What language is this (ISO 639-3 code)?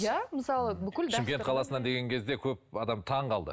kaz